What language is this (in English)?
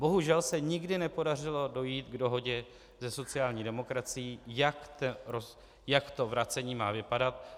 Czech